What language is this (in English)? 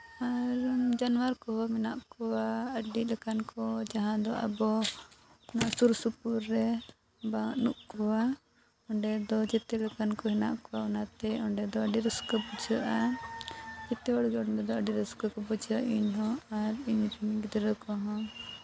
Santali